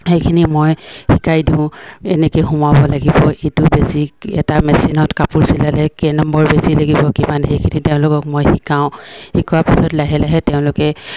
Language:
Assamese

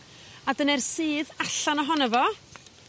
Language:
Welsh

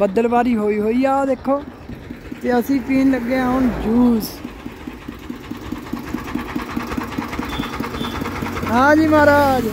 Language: Punjabi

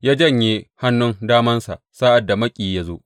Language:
Hausa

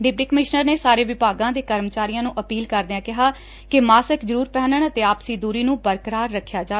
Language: Punjabi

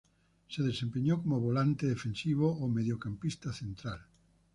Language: Spanish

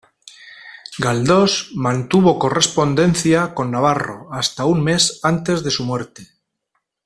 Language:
Spanish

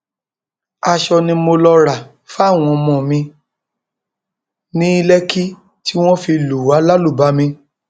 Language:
Yoruba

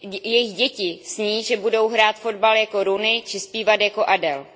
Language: Czech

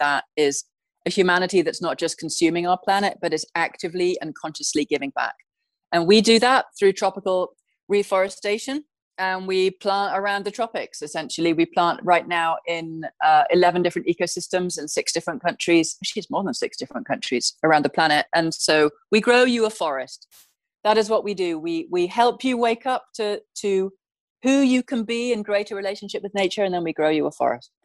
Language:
English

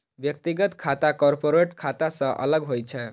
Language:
Maithili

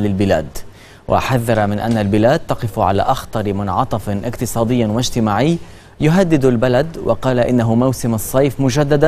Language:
Arabic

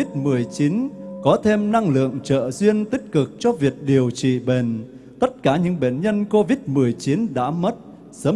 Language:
Vietnamese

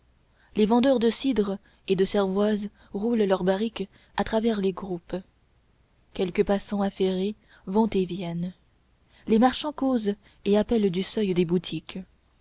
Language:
French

